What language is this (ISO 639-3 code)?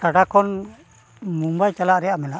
sat